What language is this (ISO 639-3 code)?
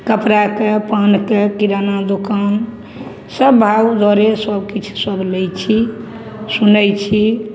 mai